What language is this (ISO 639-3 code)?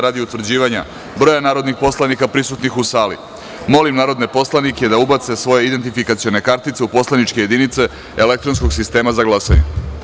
srp